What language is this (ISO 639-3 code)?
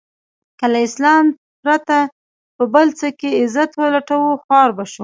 pus